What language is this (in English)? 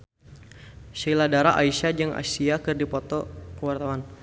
Sundanese